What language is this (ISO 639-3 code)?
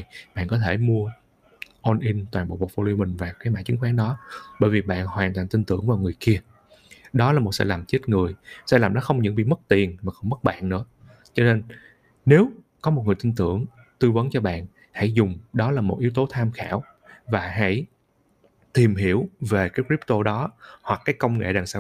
vie